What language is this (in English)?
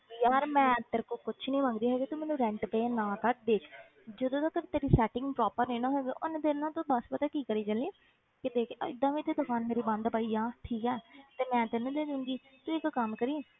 Punjabi